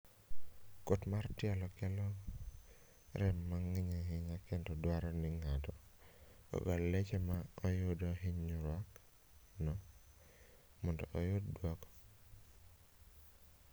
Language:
Luo (Kenya and Tanzania)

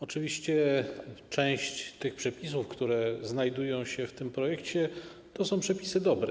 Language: Polish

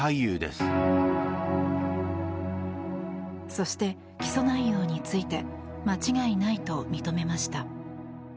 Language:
Japanese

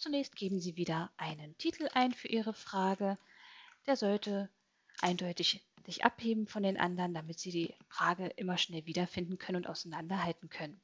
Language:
German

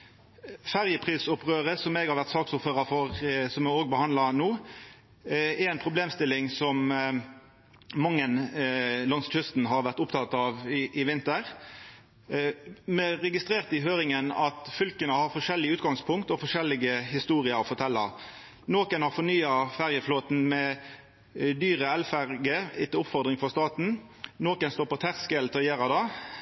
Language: Norwegian Nynorsk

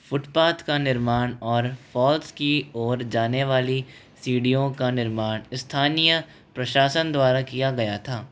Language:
Hindi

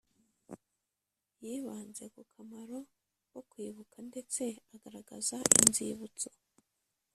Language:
Kinyarwanda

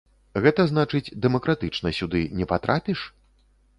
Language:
Belarusian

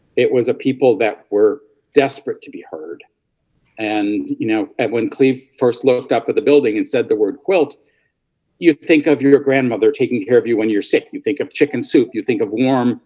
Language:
English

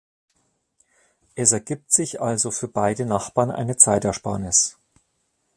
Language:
German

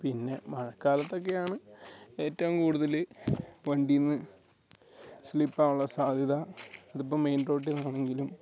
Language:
Malayalam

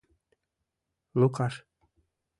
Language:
Mari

